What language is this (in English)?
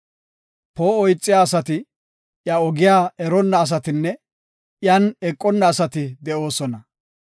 Gofa